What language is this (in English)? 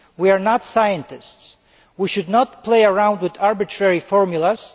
English